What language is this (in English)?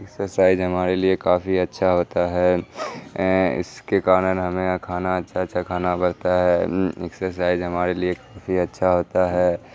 Urdu